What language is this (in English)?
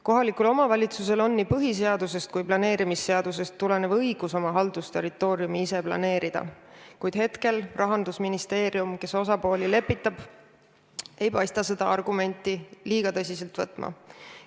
Estonian